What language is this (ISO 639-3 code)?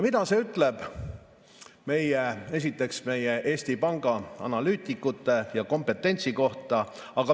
est